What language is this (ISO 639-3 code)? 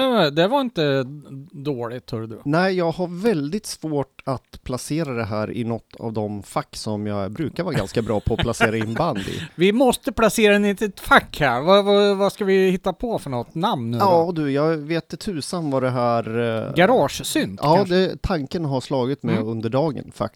swe